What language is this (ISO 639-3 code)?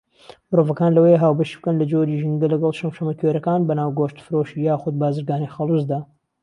ckb